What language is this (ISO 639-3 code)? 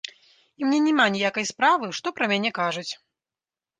bel